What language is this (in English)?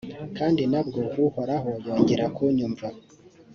Kinyarwanda